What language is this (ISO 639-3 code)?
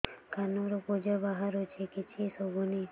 ori